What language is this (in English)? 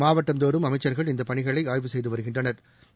Tamil